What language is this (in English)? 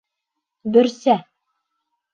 Bashkir